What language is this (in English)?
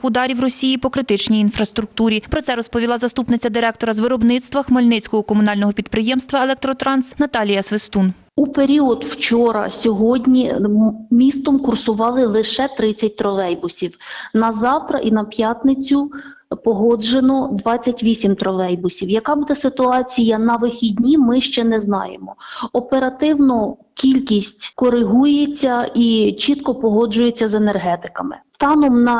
Ukrainian